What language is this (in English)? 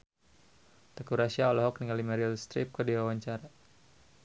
Sundanese